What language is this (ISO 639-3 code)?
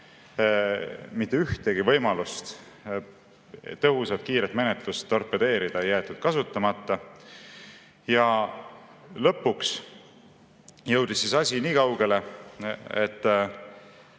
est